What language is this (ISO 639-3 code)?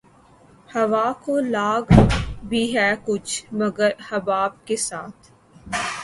urd